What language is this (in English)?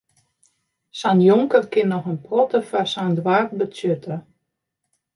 Western Frisian